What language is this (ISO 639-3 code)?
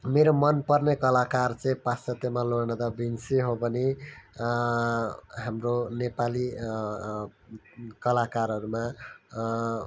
nep